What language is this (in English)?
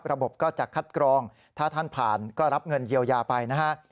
Thai